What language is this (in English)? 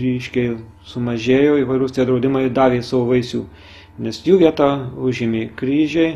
Lithuanian